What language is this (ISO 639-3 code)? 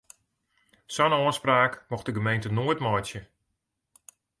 fry